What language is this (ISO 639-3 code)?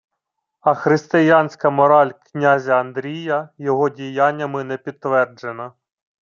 ukr